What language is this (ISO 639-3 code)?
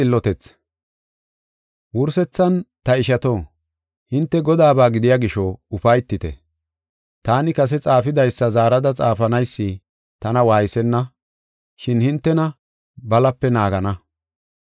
gof